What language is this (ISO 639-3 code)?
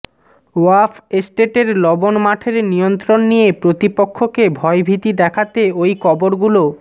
ben